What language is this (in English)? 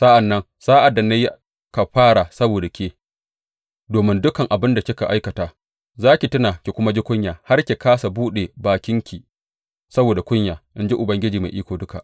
Hausa